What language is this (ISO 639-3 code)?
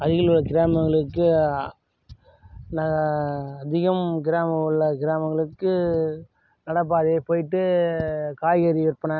tam